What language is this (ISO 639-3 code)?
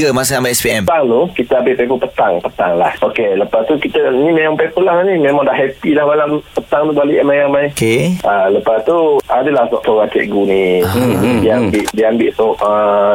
msa